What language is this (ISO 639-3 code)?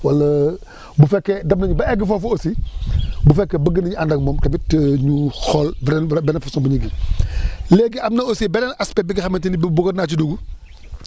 wol